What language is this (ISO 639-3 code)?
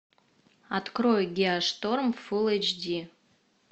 rus